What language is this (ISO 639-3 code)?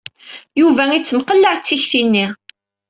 kab